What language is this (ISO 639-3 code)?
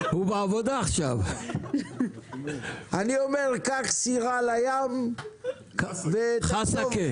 heb